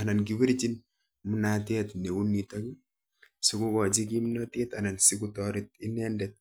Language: Kalenjin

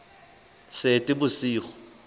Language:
Southern Sotho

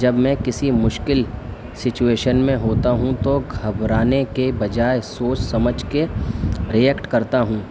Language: Urdu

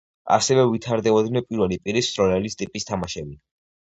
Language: Georgian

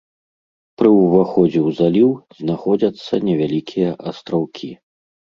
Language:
Belarusian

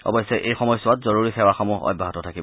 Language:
Assamese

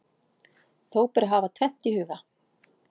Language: Icelandic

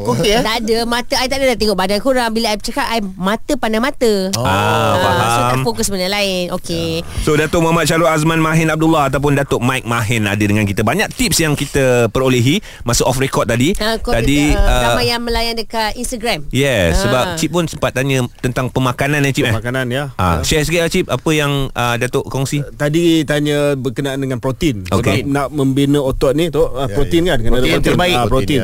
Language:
Malay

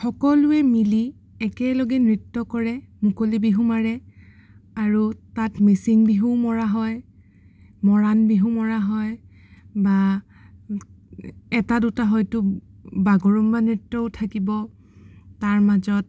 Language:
Assamese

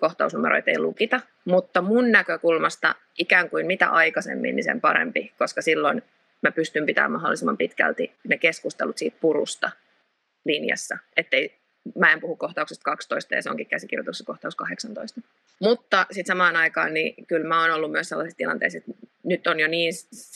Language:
Finnish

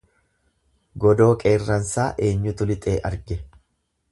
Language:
Oromo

